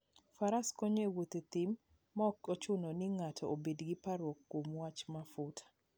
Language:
Luo (Kenya and Tanzania)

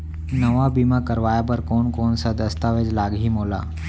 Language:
Chhattisgarhi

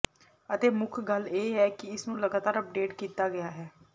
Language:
Punjabi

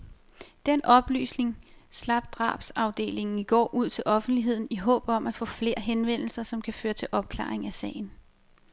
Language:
Danish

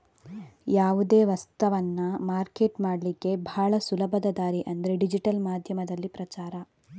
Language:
Kannada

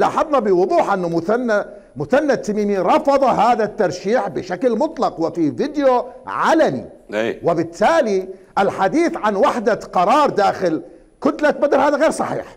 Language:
Arabic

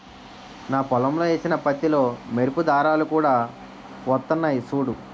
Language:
Telugu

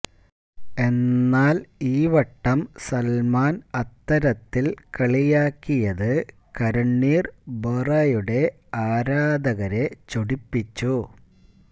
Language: Malayalam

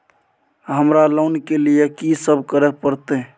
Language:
Maithili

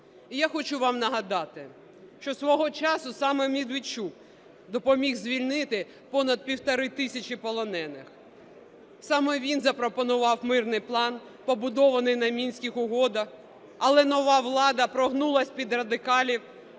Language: Ukrainian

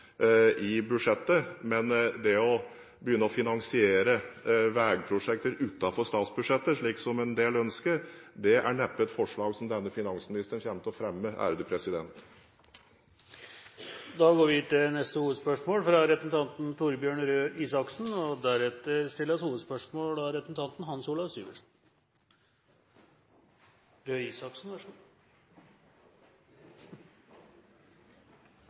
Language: Norwegian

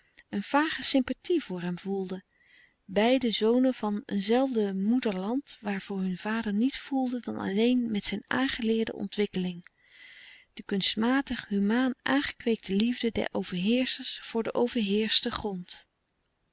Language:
Dutch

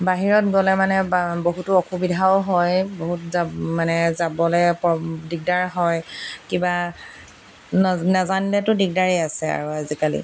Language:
Assamese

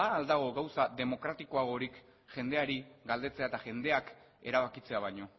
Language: Basque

